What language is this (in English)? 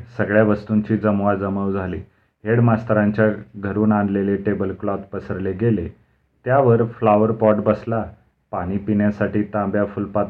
Marathi